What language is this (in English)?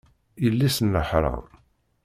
Kabyle